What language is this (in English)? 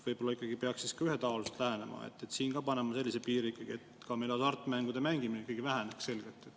Estonian